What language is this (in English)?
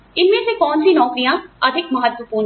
Hindi